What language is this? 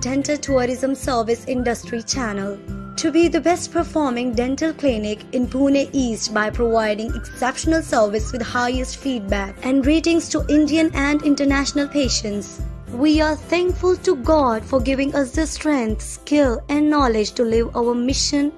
English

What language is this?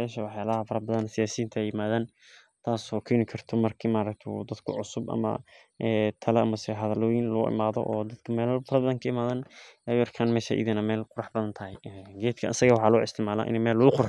Somali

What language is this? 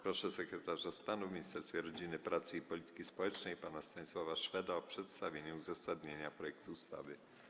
Polish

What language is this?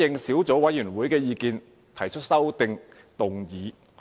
Cantonese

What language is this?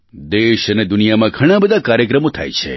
Gujarati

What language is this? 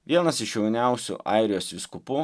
Lithuanian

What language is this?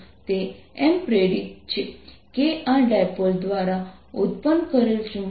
Gujarati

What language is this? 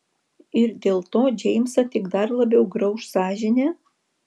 Lithuanian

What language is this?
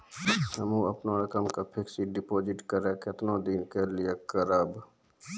Maithili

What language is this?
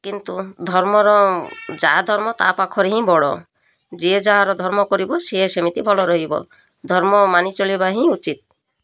Odia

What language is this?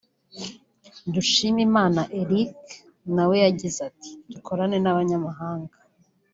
Kinyarwanda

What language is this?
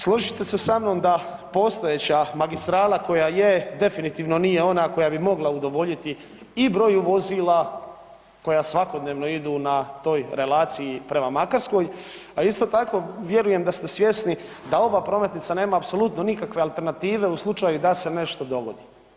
Croatian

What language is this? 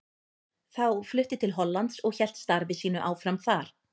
Icelandic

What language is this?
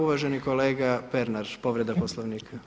Croatian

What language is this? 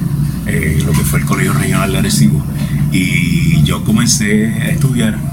Spanish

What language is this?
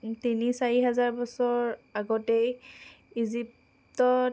Assamese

